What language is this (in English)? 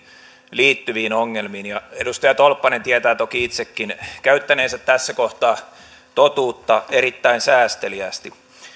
Finnish